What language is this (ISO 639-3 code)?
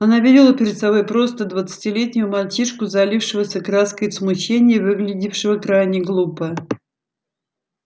rus